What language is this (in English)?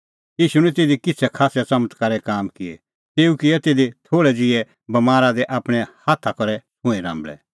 Kullu Pahari